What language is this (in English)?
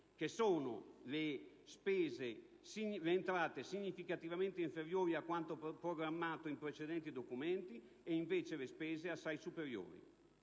Italian